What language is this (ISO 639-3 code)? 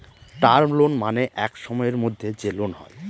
ben